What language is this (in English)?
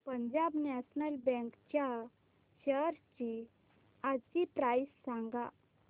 Marathi